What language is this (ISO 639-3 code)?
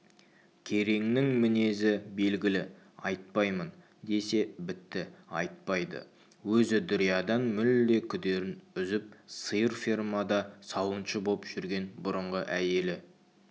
kaz